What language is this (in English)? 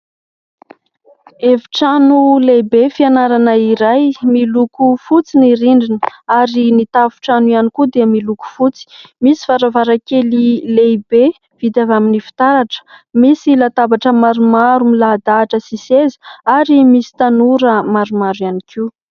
Malagasy